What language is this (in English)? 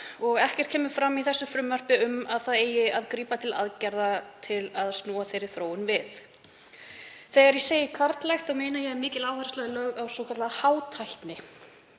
Icelandic